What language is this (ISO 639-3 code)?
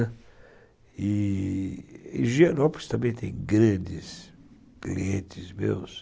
por